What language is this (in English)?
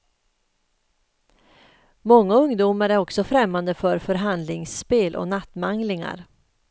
Swedish